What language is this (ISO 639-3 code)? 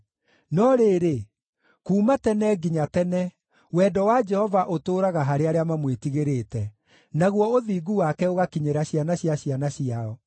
kik